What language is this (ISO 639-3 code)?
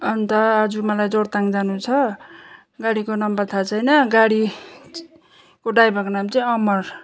nep